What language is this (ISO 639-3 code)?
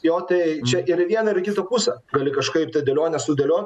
lit